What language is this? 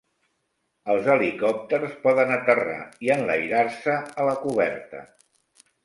Catalan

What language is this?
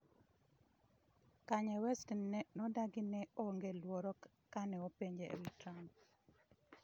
Luo (Kenya and Tanzania)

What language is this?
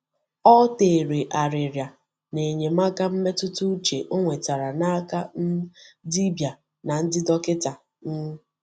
Igbo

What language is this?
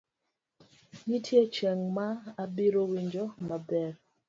Luo (Kenya and Tanzania)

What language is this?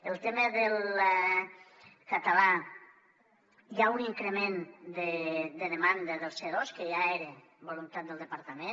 Catalan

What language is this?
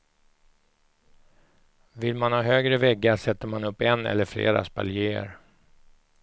Swedish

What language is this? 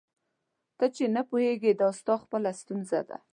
Pashto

